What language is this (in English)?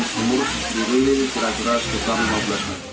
Indonesian